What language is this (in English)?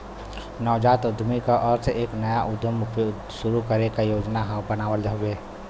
Bhojpuri